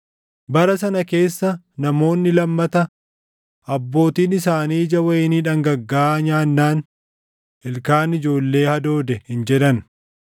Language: Oromo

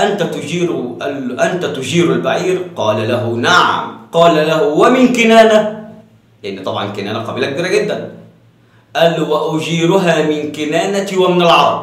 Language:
Arabic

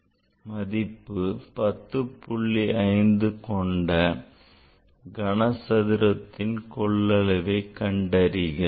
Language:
Tamil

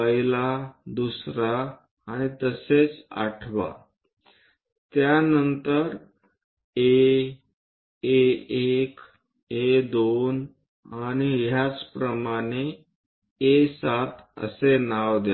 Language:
Marathi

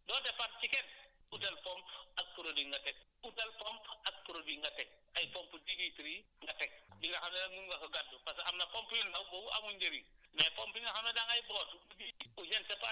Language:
Wolof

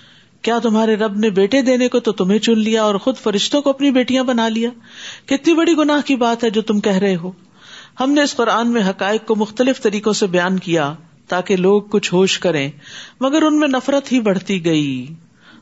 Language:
Urdu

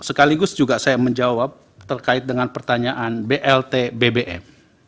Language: Indonesian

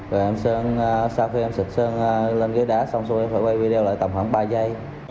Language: Vietnamese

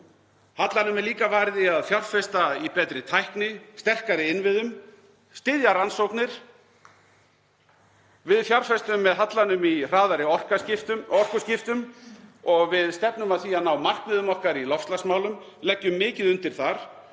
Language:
Icelandic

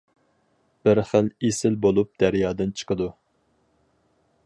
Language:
Uyghur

